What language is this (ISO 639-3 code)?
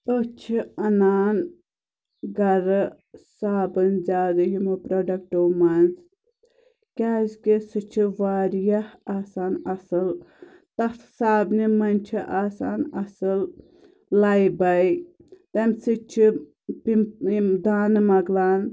kas